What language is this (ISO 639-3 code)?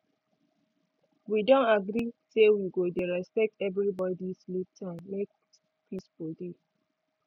pcm